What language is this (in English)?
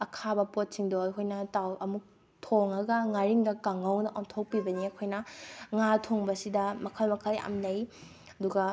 Manipuri